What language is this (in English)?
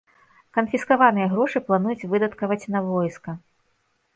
Belarusian